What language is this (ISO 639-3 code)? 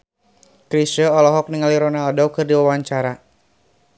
sun